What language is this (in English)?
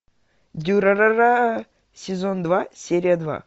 Russian